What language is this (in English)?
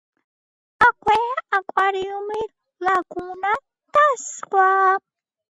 Georgian